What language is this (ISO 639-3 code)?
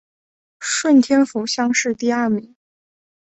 zho